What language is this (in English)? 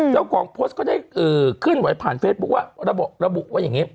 Thai